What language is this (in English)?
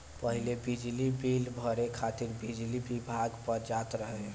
Bhojpuri